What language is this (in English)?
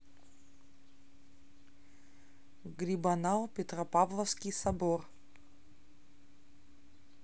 Russian